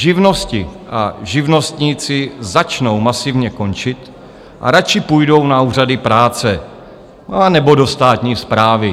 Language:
Czech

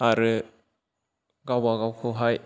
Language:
Bodo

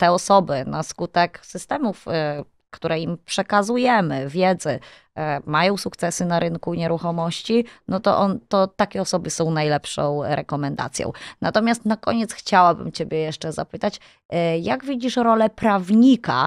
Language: Polish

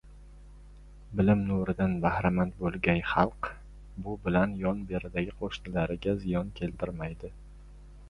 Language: Uzbek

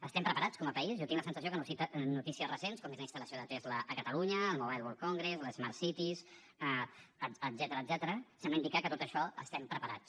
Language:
Catalan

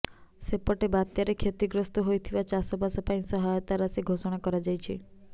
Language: Odia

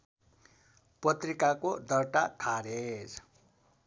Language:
Nepali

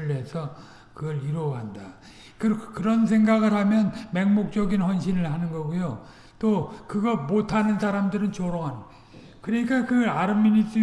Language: Korean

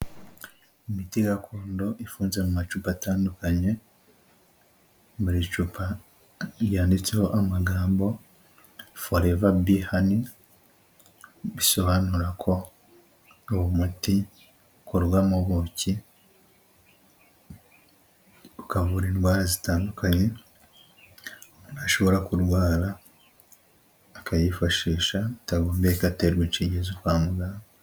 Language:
Kinyarwanda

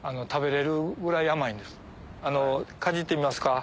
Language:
Japanese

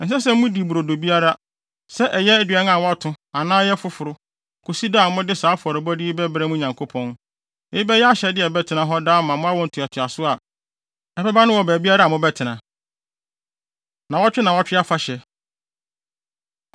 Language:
Akan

